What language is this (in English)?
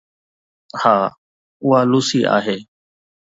Sindhi